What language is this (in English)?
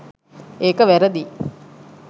Sinhala